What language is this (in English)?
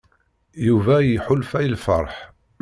Kabyle